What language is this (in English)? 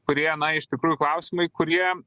Lithuanian